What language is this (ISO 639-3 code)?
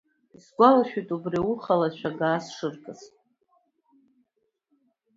abk